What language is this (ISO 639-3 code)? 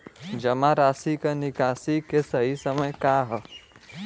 bho